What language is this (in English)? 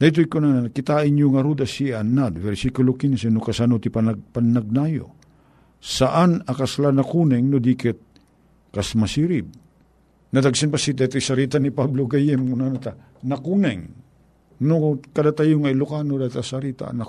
Filipino